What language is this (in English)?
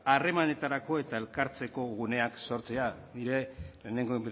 Basque